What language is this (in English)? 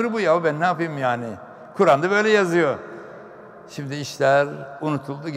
Turkish